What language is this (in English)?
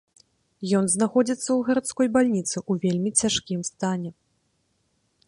Belarusian